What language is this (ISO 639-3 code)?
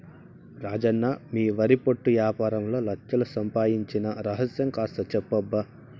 tel